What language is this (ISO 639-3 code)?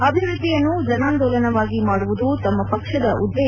kan